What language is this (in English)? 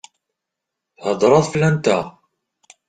Kabyle